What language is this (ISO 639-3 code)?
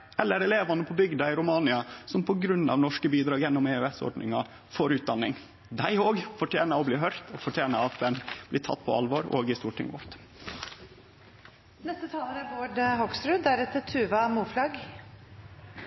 nor